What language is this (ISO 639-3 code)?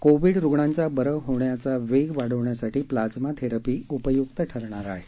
mar